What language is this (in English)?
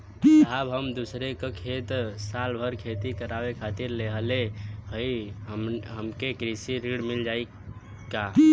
Bhojpuri